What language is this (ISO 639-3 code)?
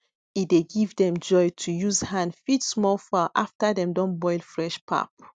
pcm